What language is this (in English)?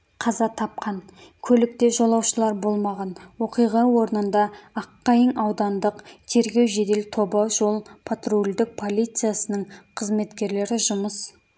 Kazakh